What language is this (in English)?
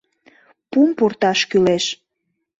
Mari